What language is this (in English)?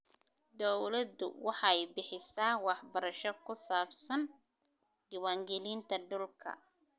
Somali